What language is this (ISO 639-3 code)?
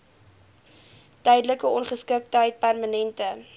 afr